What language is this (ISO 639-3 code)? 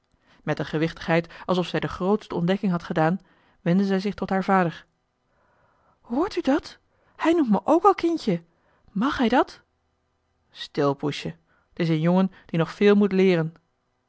nld